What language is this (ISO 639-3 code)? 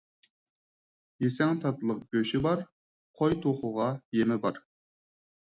uig